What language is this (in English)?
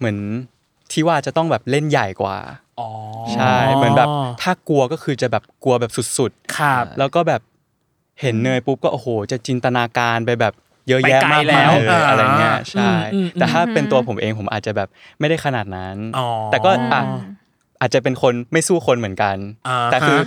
Thai